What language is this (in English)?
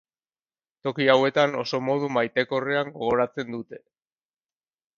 Basque